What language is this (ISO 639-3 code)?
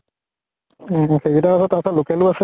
asm